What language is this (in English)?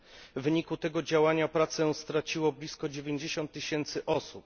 Polish